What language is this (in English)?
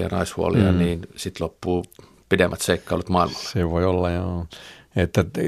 Finnish